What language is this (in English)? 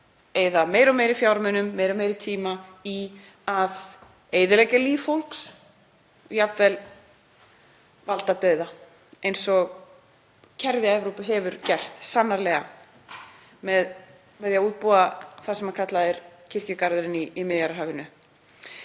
Icelandic